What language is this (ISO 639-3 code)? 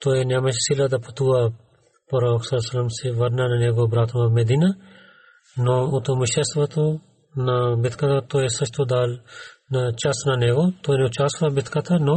bul